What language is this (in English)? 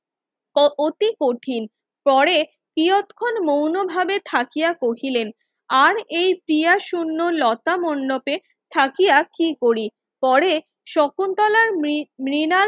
Bangla